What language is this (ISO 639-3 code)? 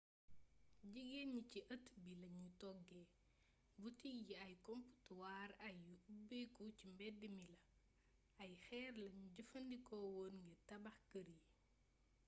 wol